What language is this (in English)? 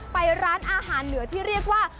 Thai